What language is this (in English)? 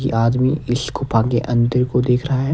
Hindi